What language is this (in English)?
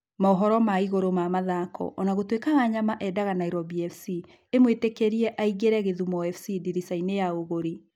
Kikuyu